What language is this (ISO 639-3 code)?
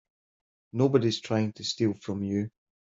eng